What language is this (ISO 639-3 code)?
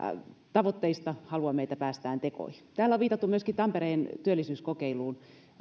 fin